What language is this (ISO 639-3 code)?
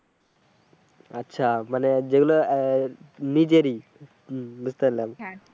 ben